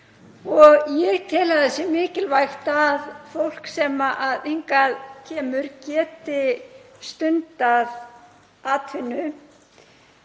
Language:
Icelandic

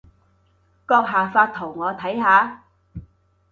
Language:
Cantonese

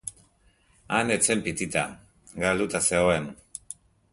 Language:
Basque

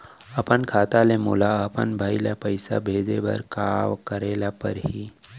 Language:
Chhattisgarhi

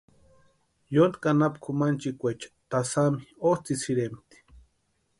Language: Western Highland Purepecha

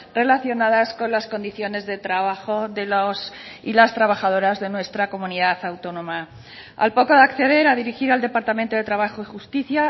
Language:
Spanish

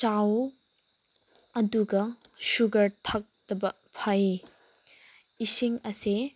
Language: Manipuri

